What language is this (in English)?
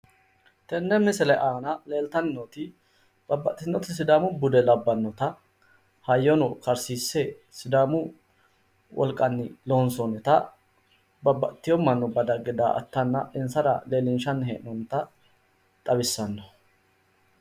Sidamo